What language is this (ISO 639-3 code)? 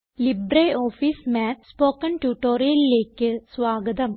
mal